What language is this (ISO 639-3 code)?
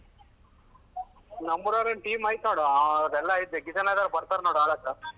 kan